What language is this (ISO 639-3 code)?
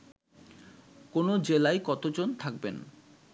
ben